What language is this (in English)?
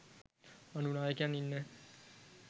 Sinhala